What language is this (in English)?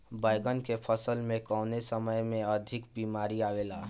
Bhojpuri